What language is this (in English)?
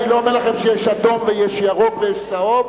Hebrew